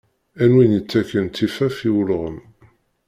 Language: Kabyle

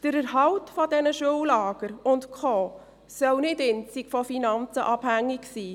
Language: Swiss German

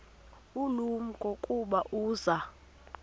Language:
Xhosa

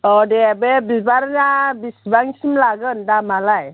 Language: Bodo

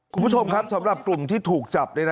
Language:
Thai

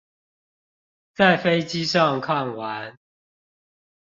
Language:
Chinese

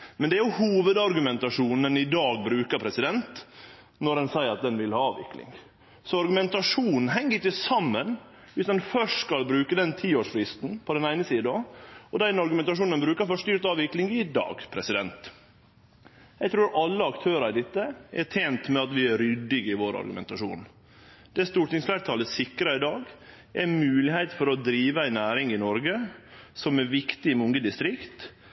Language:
Norwegian Nynorsk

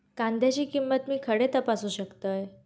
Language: Marathi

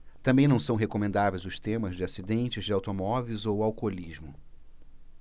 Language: Portuguese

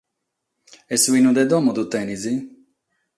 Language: Sardinian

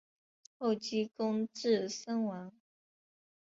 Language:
Chinese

